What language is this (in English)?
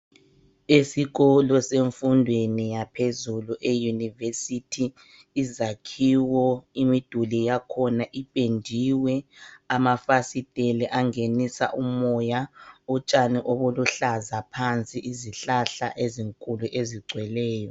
North Ndebele